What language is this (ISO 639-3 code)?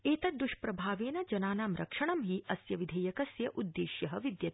san